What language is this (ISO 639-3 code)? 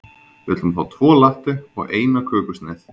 isl